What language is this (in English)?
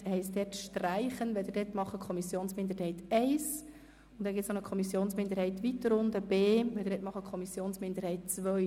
Swiss German